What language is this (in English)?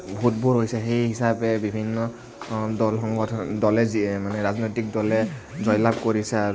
Assamese